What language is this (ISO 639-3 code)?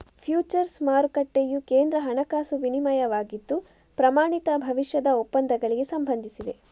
kan